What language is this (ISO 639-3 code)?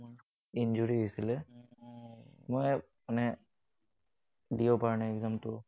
asm